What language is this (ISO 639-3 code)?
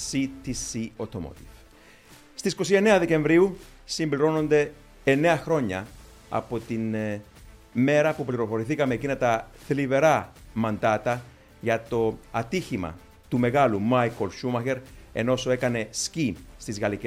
ell